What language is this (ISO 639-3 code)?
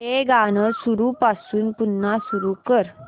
mar